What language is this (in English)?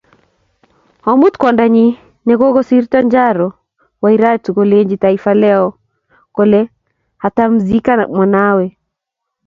Kalenjin